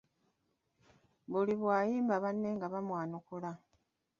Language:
Ganda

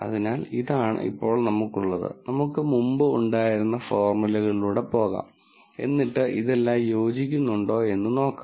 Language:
Malayalam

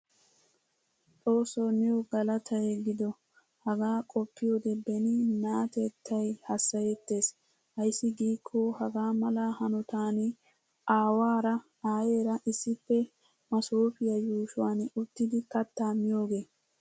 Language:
Wolaytta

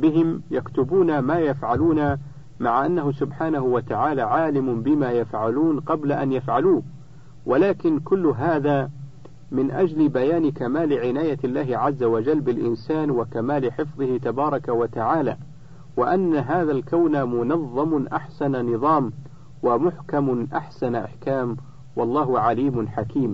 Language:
Arabic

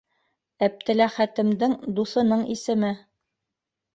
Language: Bashkir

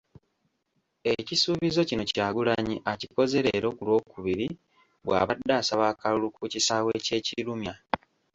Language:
Ganda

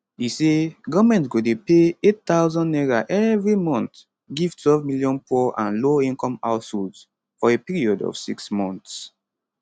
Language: Nigerian Pidgin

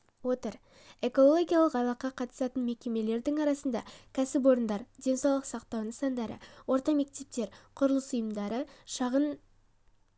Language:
Kazakh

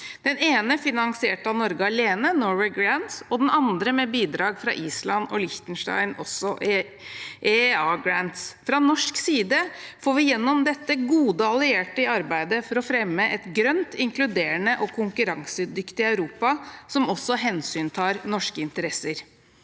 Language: Norwegian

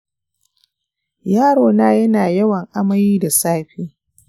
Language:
Hausa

